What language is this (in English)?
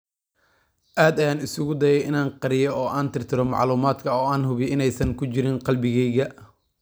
Somali